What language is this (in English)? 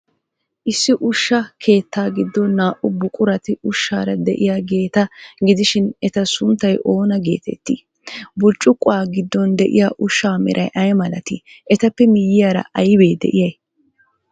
Wolaytta